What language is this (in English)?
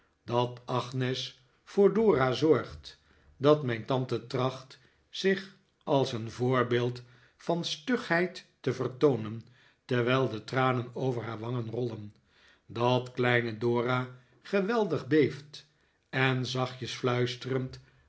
Dutch